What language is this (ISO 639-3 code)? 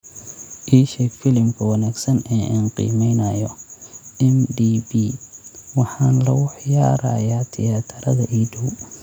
som